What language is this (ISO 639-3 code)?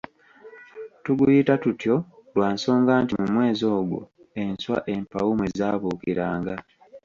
lug